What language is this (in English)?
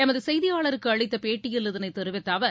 Tamil